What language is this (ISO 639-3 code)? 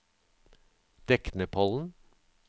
nor